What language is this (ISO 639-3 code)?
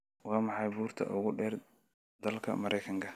som